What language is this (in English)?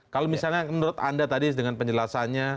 Indonesian